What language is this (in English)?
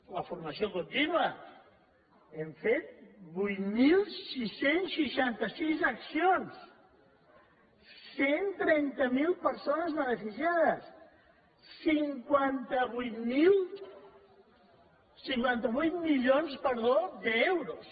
Catalan